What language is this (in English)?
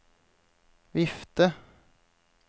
Norwegian